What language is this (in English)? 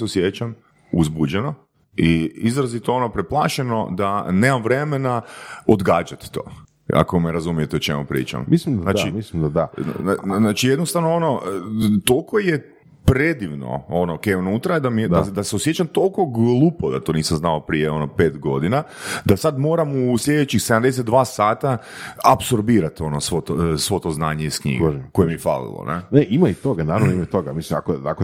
Croatian